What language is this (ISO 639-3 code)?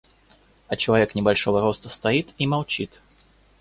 rus